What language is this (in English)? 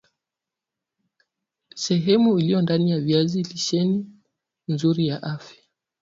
Swahili